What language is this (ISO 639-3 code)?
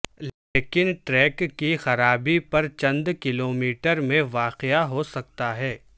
urd